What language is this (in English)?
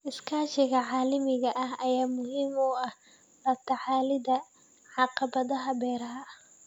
Somali